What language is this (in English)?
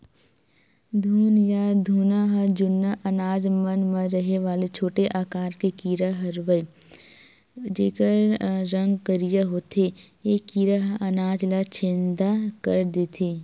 Chhattisgarhi